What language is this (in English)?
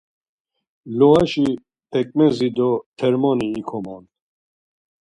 Laz